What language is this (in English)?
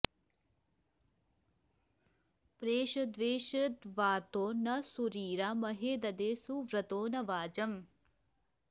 Sanskrit